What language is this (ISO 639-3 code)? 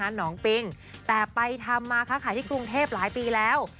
tha